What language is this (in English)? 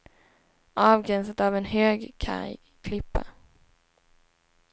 Swedish